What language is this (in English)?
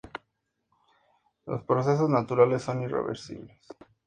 Spanish